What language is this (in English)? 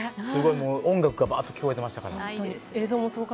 Japanese